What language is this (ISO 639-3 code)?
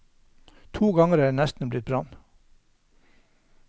nor